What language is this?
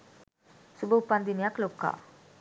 Sinhala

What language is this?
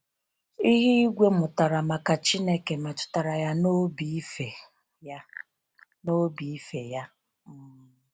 Igbo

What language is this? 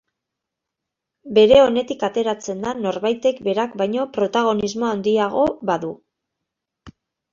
Basque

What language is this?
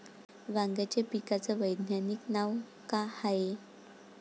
Marathi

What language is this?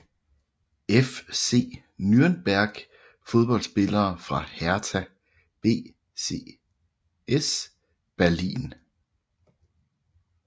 Danish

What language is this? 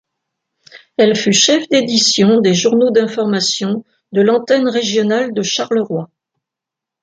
French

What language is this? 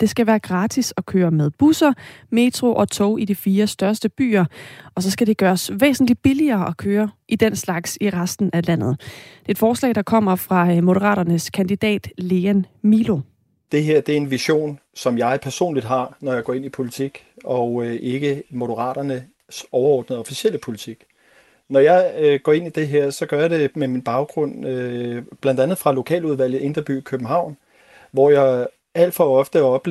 Danish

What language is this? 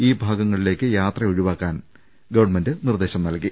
Malayalam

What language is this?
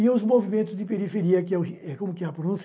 Portuguese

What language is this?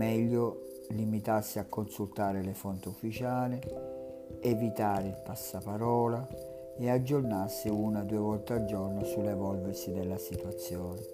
Italian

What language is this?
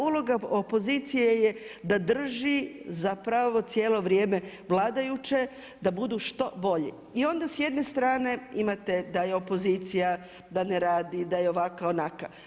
Croatian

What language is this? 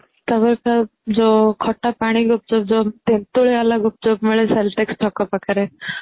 Odia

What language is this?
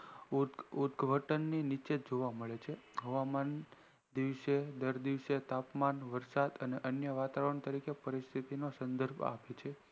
Gujarati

